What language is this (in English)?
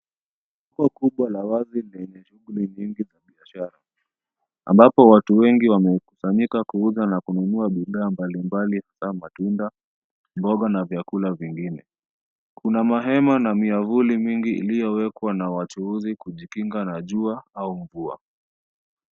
Swahili